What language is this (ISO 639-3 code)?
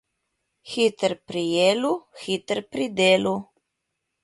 slv